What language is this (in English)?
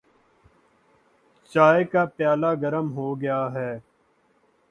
Urdu